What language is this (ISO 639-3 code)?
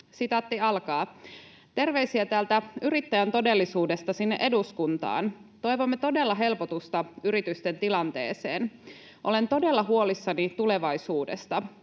fin